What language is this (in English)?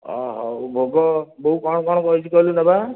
Odia